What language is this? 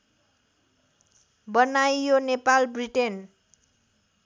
Nepali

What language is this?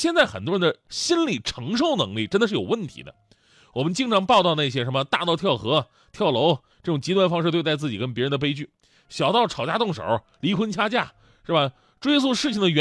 Chinese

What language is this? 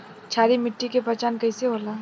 Bhojpuri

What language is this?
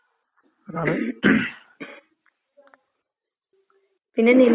Malayalam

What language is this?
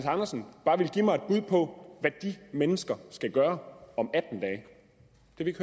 Danish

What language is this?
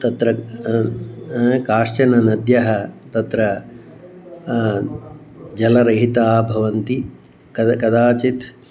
Sanskrit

